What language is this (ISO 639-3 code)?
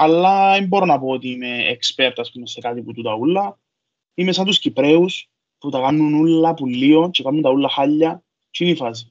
ell